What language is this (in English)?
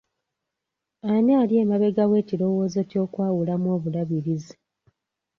Ganda